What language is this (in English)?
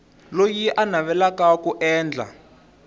Tsonga